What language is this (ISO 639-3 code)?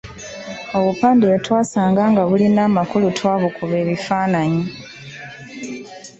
lug